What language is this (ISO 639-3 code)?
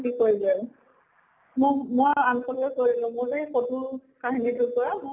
asm